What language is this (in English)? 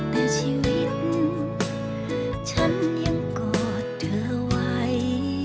Thai